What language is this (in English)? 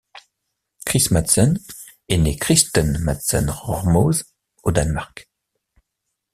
French